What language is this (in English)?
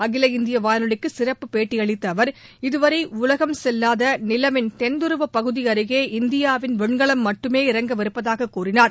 Tamil